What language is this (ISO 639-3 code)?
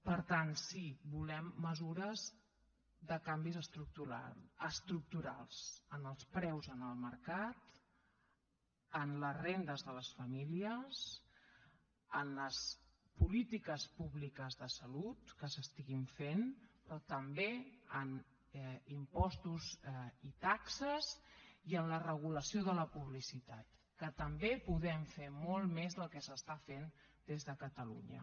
cat